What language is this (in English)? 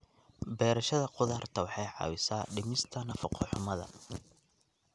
Somali